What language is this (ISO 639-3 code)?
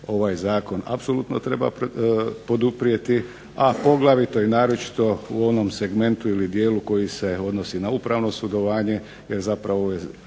hrv